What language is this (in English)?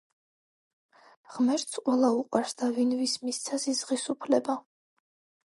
Georgian